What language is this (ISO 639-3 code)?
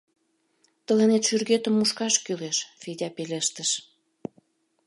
chm